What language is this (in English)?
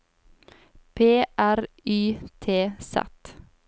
Norwegian